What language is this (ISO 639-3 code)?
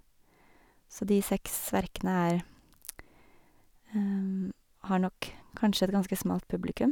nor